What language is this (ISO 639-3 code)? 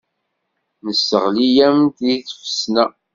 kab